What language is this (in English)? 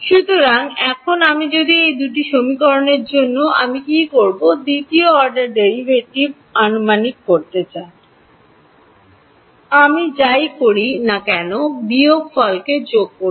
Bangla